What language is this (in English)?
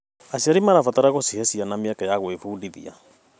Kikuyu